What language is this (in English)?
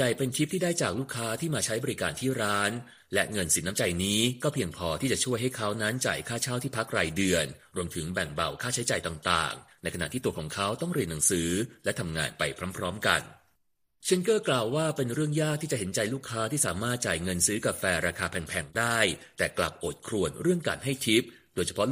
Thai